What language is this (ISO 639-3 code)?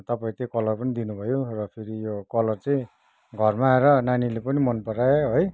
nep